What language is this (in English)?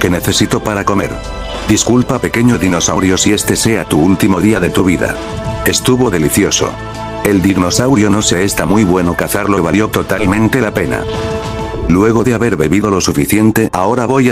Spanish